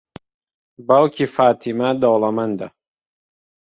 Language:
Central Kurdish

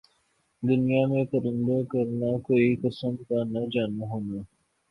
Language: Urdu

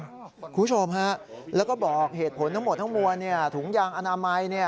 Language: Thai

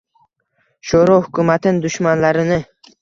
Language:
Uzbek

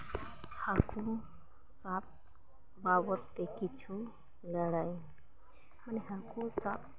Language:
Santali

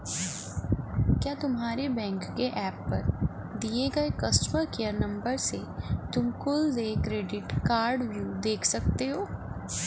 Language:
Hindi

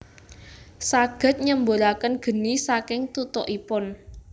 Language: Javanese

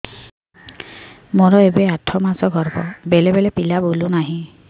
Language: Odia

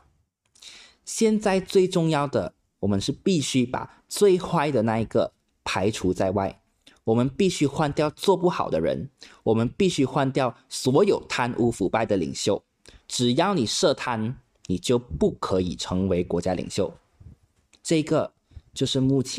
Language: Chinese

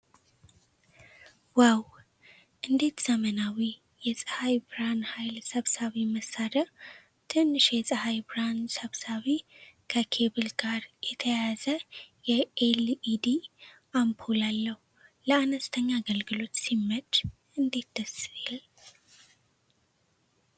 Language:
Amharic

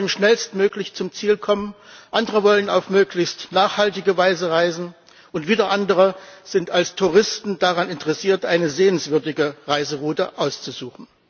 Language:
German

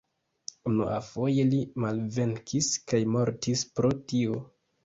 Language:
Esperanto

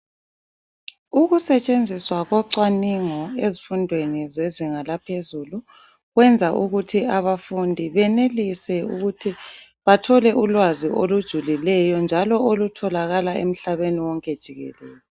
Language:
North Ndebele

